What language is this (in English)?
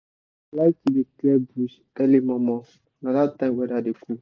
Nigerian Pidgin